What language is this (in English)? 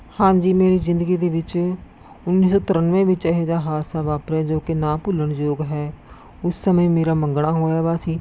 Punjabi